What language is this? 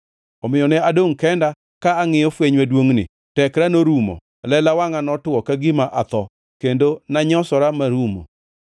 Luo (Kenya and Tanzania)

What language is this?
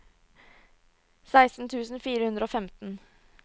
Norwegian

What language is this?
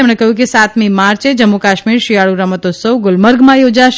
Gujarati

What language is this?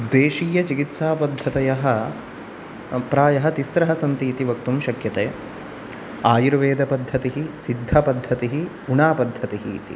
Sanskrit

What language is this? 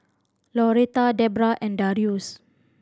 English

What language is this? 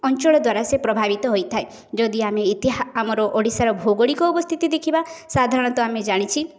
Odia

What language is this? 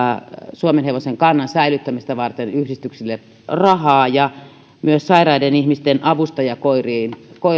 Finnish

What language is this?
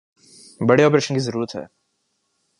Urdu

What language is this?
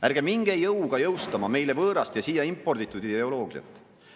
Estonian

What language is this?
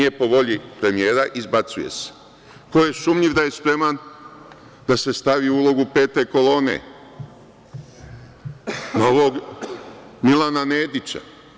Serbian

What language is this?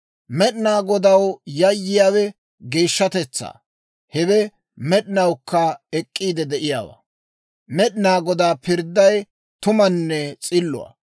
Dawro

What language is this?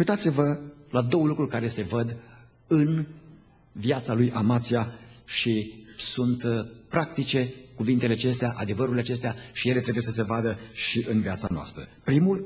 Romanian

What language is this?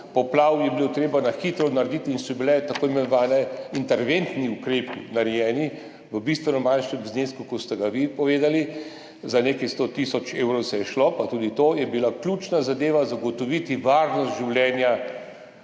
Slovenian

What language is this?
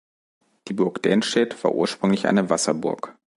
German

